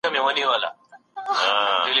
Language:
Pashto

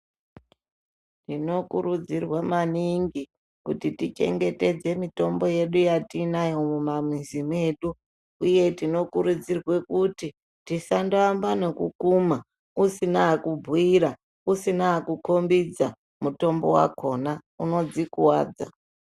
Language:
Ndau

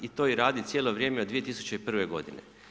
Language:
Croatian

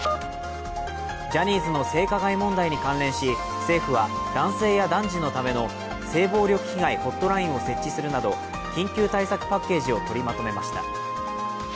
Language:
Japanese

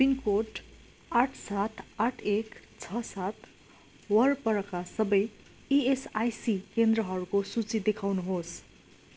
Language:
Nepali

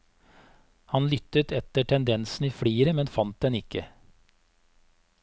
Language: Norwegian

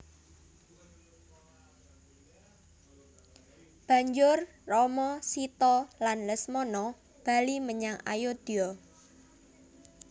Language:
Javanese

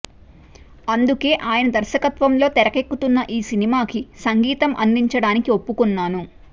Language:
Telugu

